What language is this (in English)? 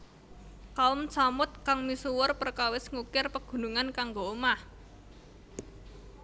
Javanese